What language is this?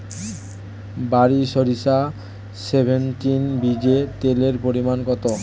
Bangla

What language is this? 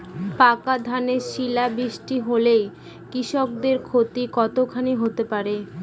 Bangla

